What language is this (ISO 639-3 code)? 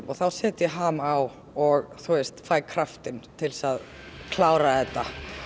isl